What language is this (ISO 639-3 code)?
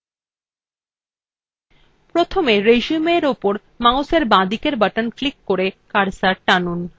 ben